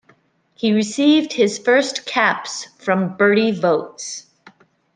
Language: English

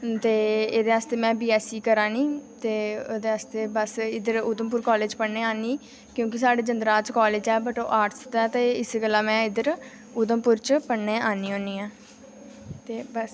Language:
Dogri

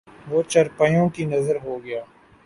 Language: Urdu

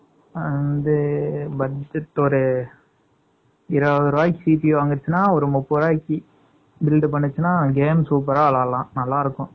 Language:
Tamil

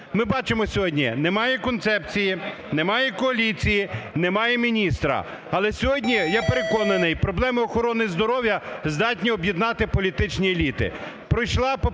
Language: Ukrainian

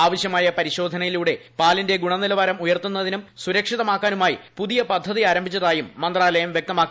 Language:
Malayalam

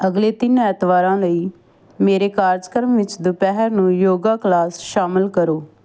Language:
Punjabi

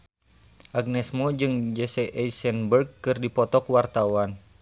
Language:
Sundanese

